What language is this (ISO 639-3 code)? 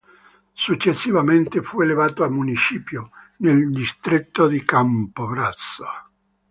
ita